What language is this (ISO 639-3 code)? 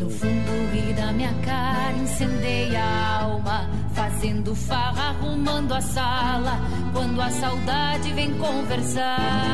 por